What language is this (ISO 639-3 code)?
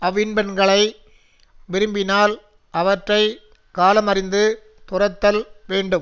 tam